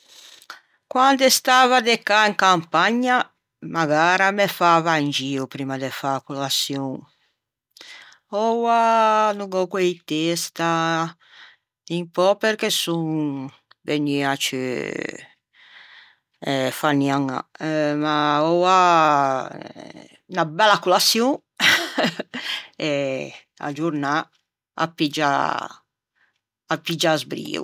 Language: Ligurian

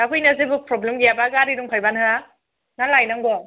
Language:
Bodo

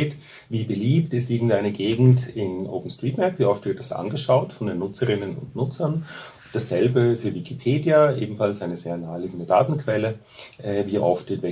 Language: German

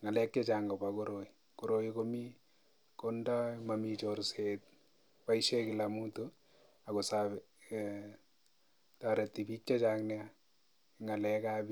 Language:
Kalenjin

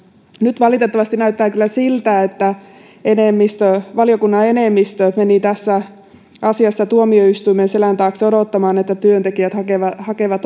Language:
Finnish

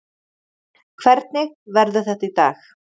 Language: Icelandic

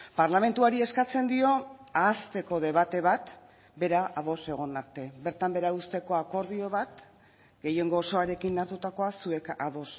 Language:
Basque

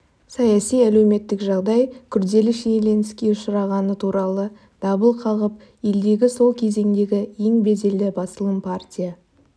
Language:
Kazakh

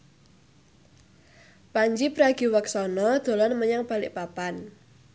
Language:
Javanese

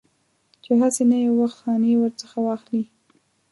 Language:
Pashto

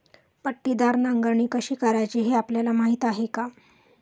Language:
Marathi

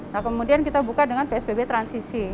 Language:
Indonesian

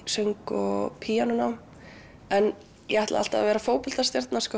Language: Icelandic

